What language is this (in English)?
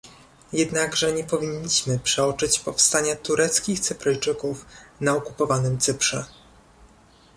Polish